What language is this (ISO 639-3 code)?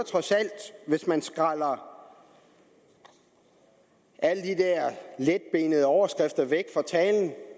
dan